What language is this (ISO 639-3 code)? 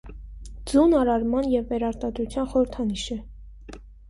hye